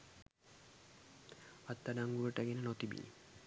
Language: Sinhala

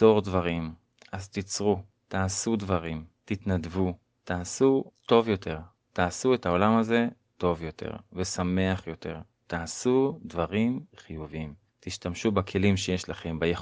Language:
Hebrew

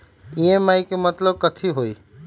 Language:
Magahi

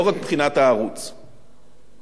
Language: Hebrew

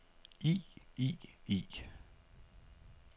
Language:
Danish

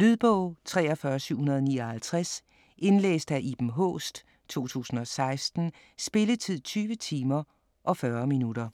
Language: Danish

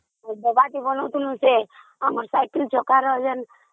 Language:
Odia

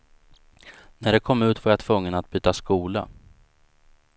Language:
Swedish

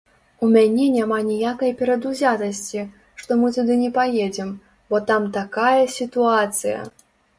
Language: Belarusian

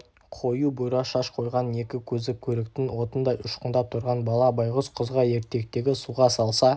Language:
Kazakh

